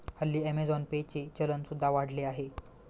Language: Marathi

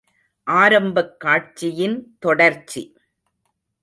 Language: Tamil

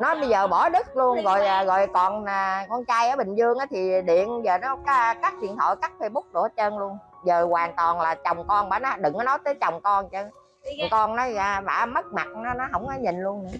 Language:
Vietnamese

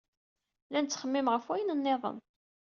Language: Kabyle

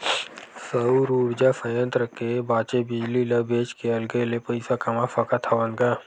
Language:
Chhattisgarhi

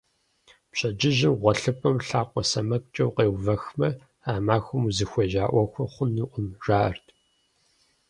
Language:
Kabardian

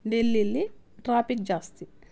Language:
Kannada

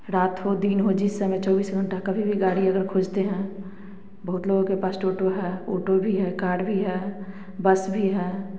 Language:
Hindi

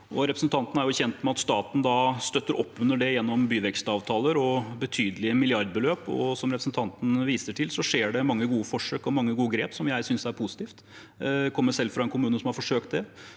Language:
Norwegian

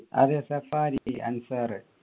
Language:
Malayalam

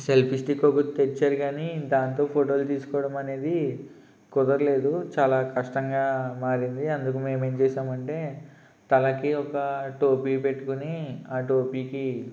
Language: Telugu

